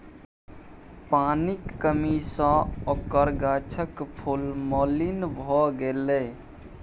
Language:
Maithili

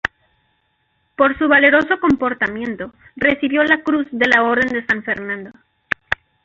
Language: Spanish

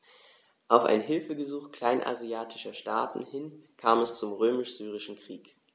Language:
German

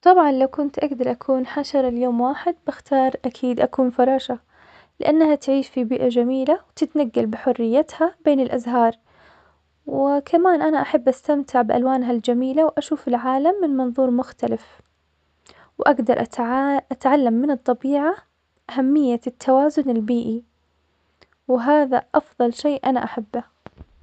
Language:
Omani Arabic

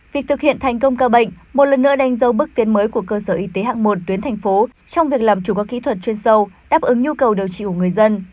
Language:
Vietnamese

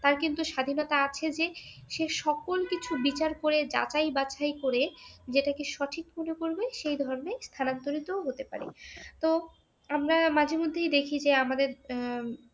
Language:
Bangla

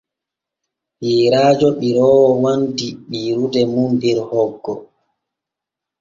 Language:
Borgu Fulfulde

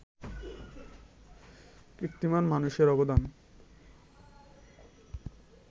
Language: Bangla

